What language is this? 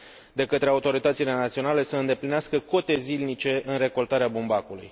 Romanian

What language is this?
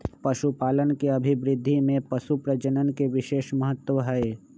Magahi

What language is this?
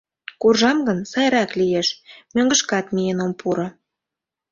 Mari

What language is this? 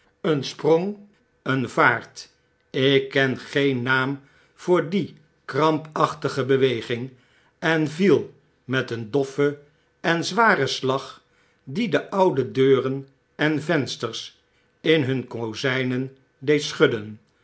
Dutch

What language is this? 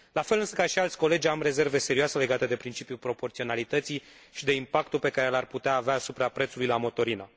Romanian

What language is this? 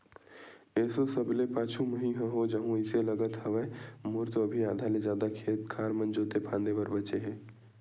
Chhattisgarhi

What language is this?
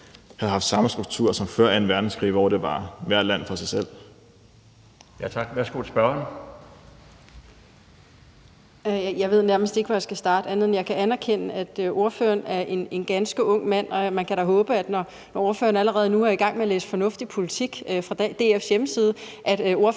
Danish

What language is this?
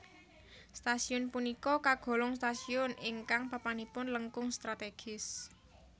Javanese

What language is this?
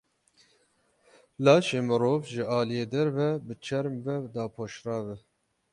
Kurdish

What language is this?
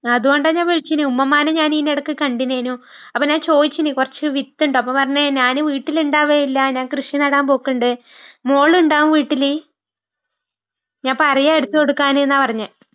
Malayalam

